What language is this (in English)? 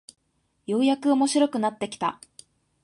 Japanese